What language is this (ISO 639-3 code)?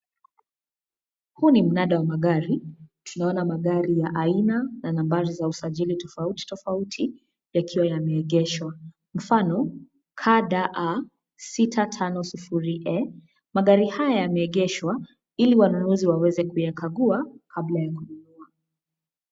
swa